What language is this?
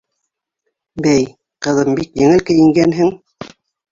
Bashkir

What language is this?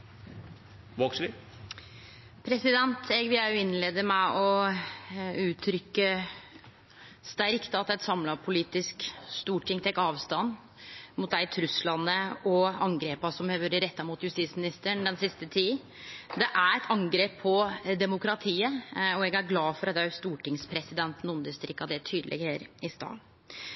Norwegian Nynorsk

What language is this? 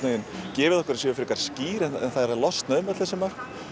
Icelandic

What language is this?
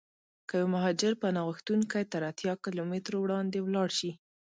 Pashto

